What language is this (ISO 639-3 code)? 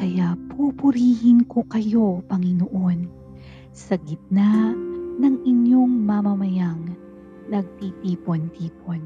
fil